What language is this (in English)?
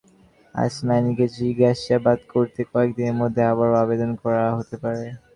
Bangla